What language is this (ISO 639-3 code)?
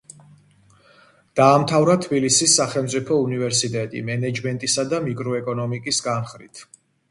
kat